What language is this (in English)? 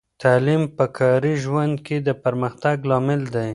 Pashto